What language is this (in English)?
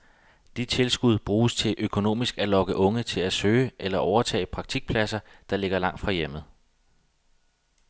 Danish